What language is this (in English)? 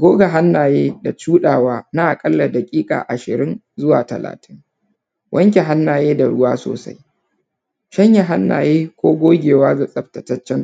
Hausa